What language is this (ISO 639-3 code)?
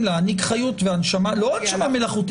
heb